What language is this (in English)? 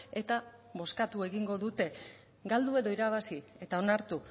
Basque